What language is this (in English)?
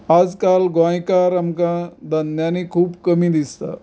Konkani